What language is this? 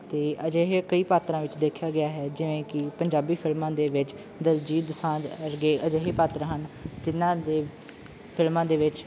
Punjabi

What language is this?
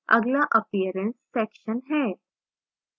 Hindi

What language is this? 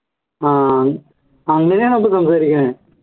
Malayalam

